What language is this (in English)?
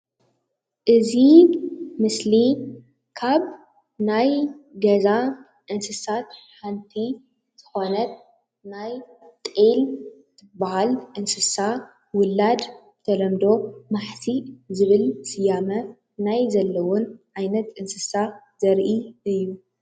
Tigrinya